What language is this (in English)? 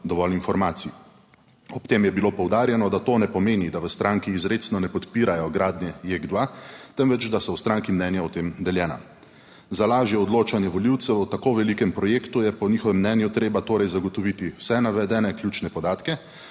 Slovenian